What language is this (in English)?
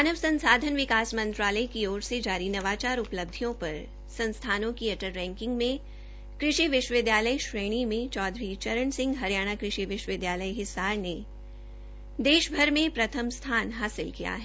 Hindi